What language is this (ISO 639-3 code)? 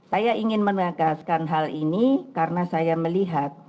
ind